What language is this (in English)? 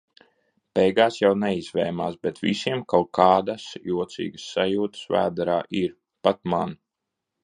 Latvian